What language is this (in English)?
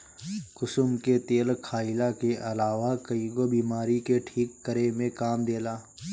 Bhojpuri